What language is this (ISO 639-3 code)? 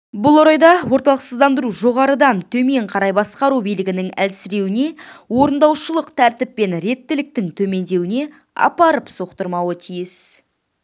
kaz